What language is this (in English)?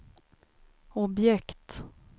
Swedish